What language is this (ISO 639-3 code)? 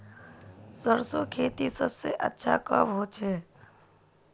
mag